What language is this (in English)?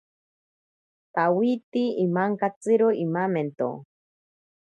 Ashéninka Perené